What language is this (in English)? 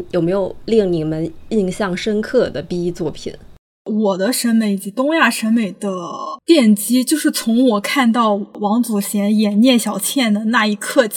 Chinese